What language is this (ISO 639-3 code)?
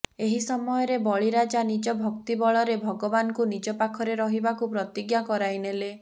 ori